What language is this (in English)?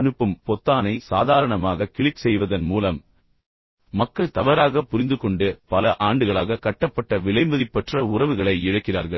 Tamil